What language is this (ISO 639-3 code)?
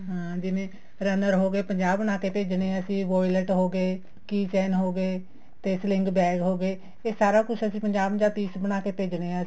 pan